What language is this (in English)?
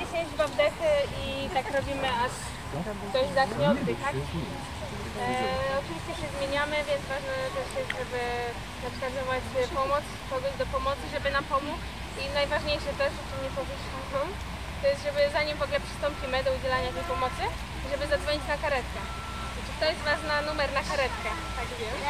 Polish